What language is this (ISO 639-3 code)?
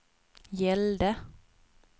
swe